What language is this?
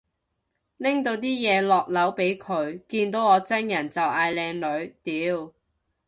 Cantonese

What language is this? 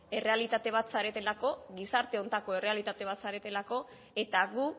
Basque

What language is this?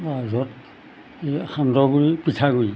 Assamese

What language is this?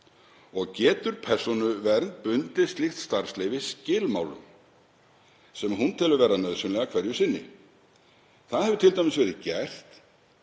Icelandic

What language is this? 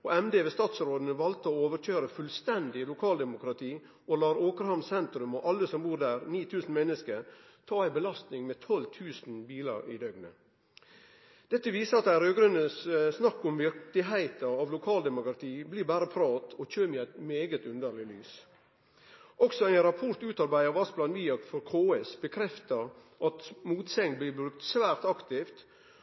Norwegian Nynorsk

